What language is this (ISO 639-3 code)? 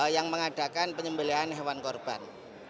ind